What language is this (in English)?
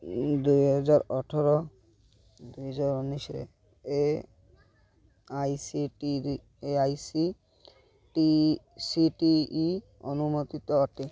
Odia